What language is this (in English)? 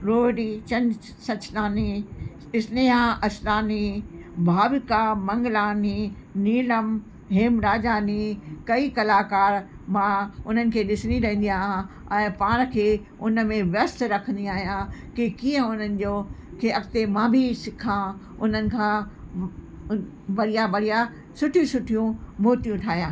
Sindhi